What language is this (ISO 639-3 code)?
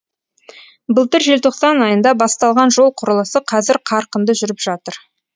kaz